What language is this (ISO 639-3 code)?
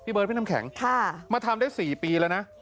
tha